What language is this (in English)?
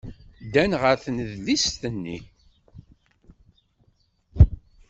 Kabyle